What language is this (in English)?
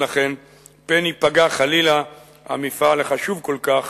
Hebrew